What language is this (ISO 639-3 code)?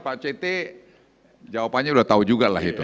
ind